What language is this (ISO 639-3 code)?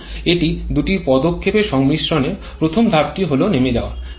ben